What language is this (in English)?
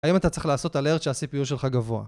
Hebrew